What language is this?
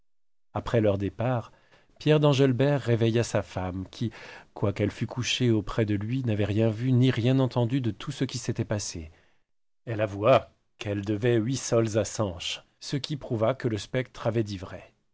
French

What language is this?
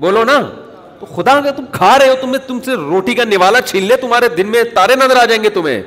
Urdu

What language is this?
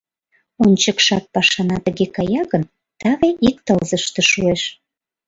Mari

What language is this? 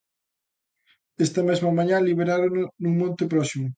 Galician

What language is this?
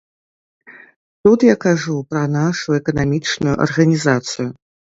Belarusian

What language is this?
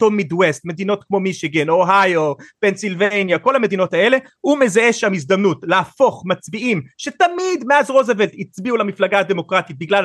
Hebrew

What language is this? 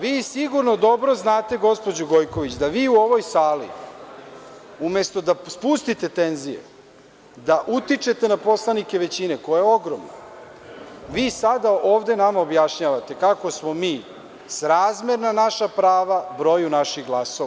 Serbian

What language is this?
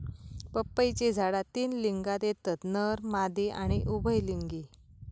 Marathi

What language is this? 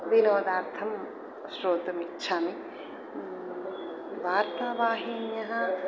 Sanskrit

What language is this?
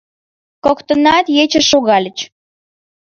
Mari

